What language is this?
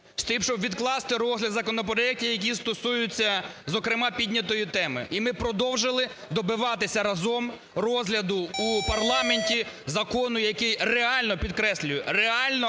Ukrainian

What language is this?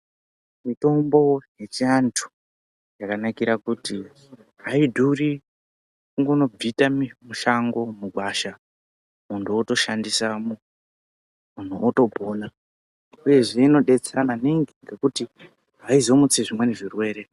Ndau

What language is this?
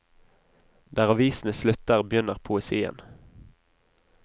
Norwegian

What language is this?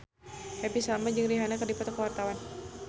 Sundanese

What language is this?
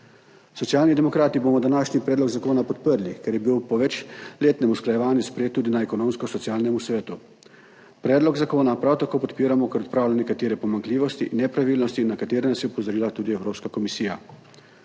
Slovenian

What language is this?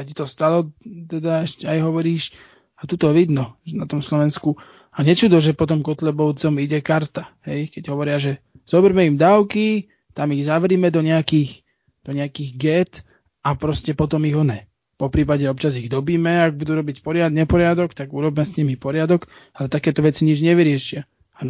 Slovak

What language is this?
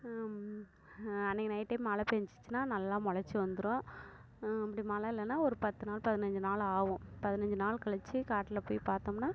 Tamil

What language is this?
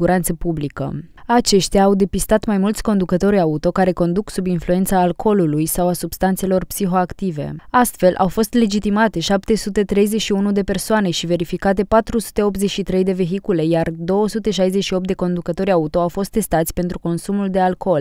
Romanian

